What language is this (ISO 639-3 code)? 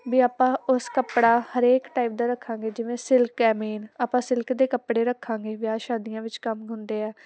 pan